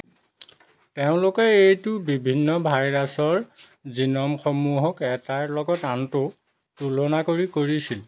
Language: Assamese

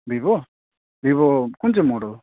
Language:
Nepali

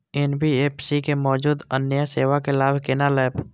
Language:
Maithili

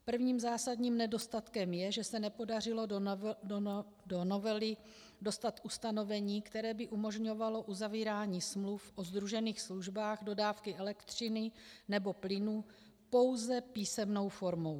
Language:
Czech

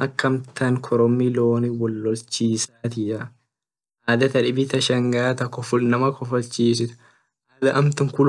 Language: Orma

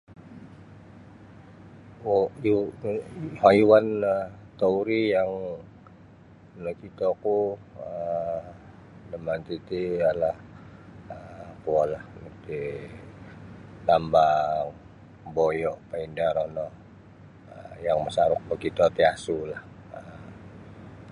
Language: Sabah Bisaya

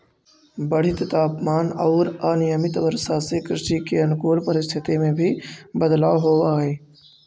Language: Magahi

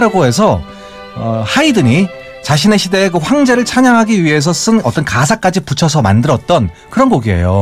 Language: Korean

